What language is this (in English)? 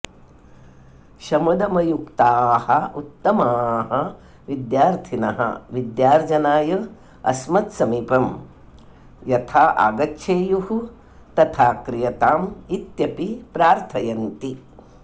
Sanskrit